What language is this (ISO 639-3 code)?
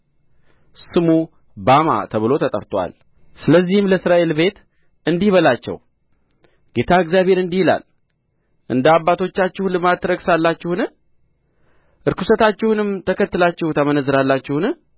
amh